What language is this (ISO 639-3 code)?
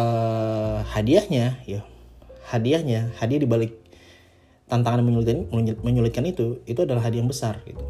ind